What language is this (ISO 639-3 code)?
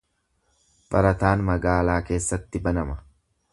orm